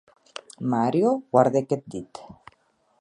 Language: Occitan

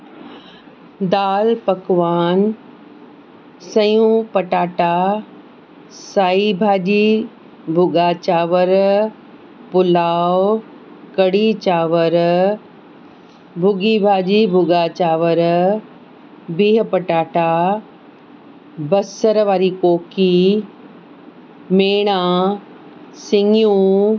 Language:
Sindhi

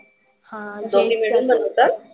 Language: Marathi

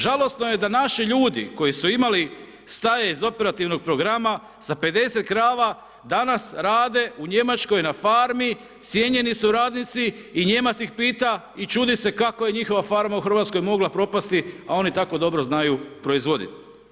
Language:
Croatian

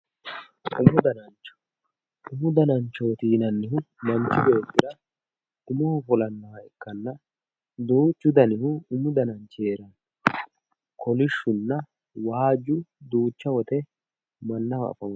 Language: Sidamo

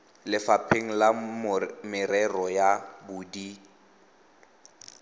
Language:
Tswana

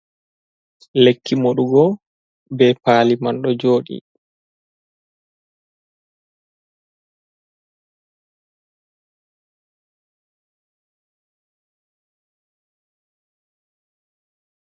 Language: Fula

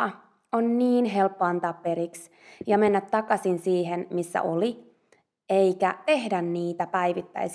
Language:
Finnish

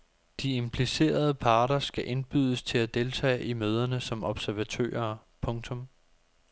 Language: Danish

